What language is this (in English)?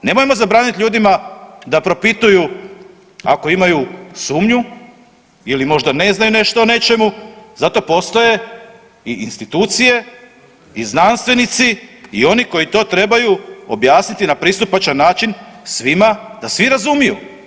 Croatian